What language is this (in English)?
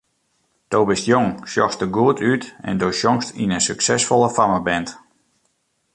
Western Frisian